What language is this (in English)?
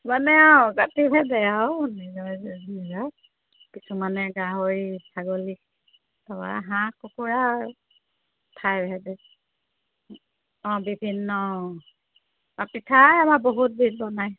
Assamese